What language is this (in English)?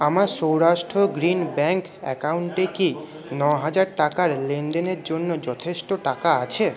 Bangla